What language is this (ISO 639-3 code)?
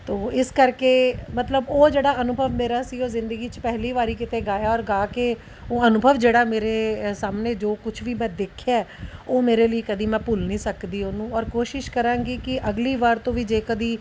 pan